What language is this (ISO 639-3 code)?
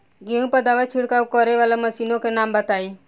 bho